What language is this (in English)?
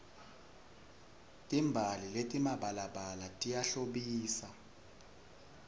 Swati